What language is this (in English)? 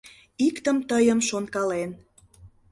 Mari